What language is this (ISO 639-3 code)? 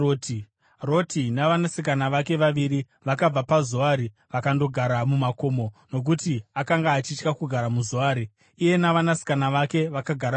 sna